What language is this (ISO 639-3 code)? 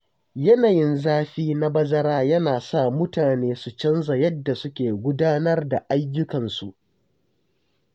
hau